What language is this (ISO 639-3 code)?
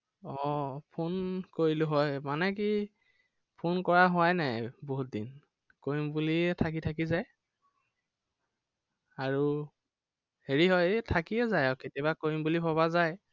asm